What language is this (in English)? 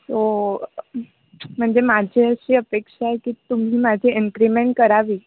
Marathi